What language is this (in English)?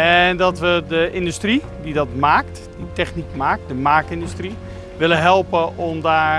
Dutch